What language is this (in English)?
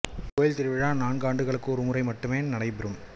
Tamil